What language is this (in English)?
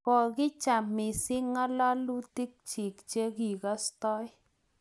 Kalenjin